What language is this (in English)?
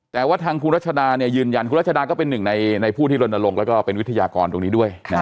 Thai